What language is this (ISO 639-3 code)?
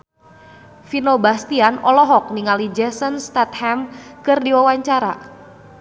sun